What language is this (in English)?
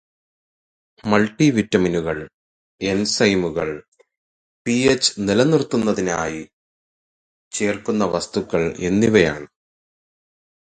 Malayalam